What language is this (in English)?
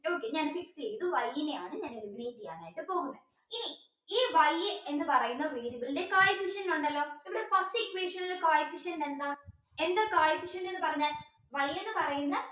Malayalam